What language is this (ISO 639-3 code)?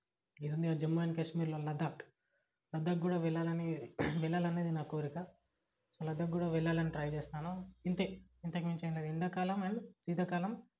tel